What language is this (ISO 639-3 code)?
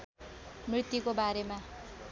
nep